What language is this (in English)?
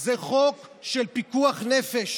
Hebrew